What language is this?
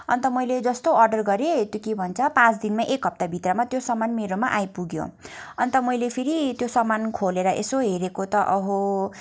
Nepali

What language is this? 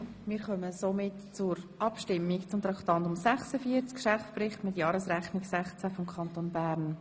Swiss German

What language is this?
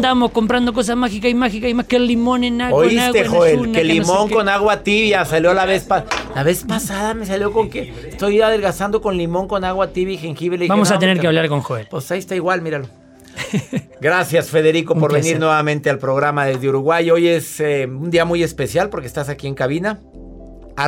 Spanish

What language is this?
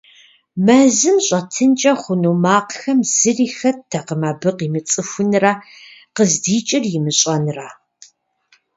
Kabardian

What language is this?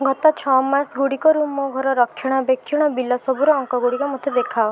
Odia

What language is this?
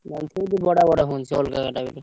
Odia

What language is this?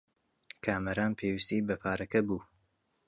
Central Kurdish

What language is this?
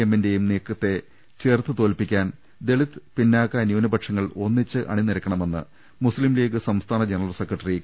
Malayalam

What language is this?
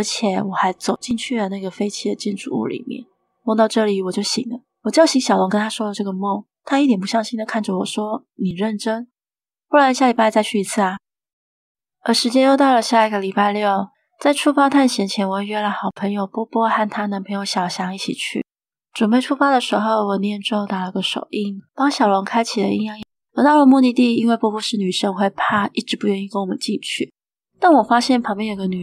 Chinese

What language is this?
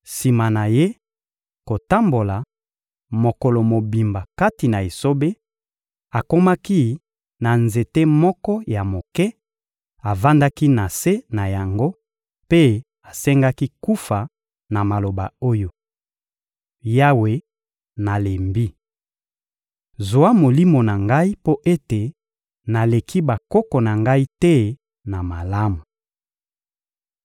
Lingala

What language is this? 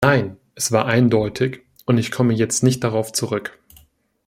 German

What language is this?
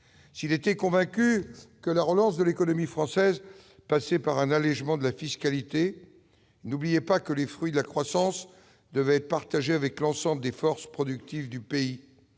French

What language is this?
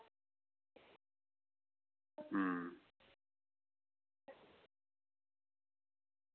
Dogri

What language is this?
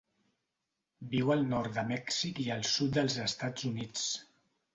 Catalan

